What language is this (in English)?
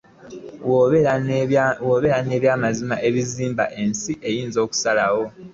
Ganda